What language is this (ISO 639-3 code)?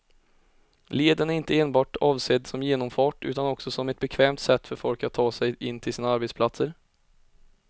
swe